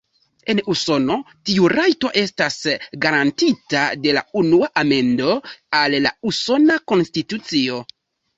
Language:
Esperanto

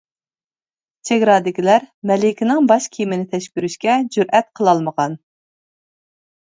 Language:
Uyghur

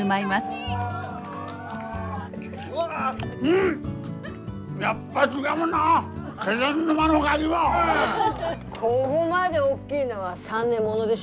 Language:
Japanese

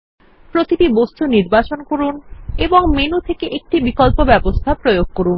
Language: Bangla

